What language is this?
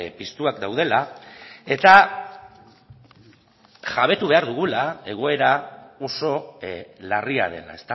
Basque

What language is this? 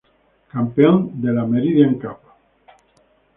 Spanish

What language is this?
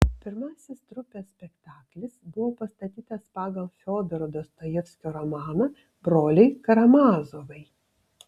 Lithuanian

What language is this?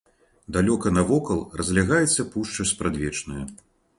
Belarusian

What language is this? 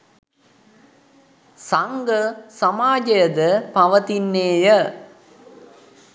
Sinhala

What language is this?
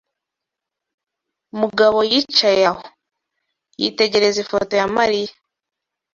Kinyarwanda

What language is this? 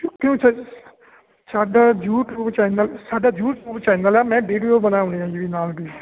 Punjabi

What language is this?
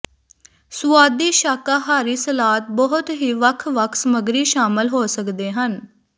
Punjabi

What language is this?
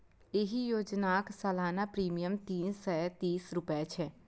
Maithili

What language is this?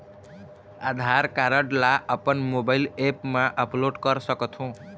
Chhattisgarhi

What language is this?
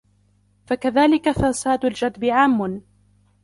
Arabic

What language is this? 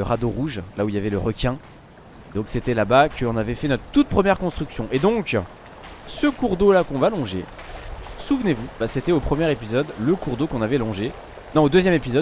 French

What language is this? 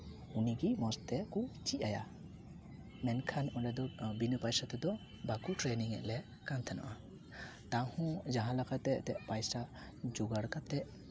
Santali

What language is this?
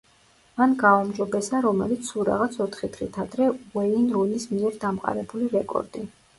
Georgian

